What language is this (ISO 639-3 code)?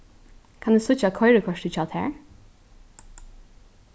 fao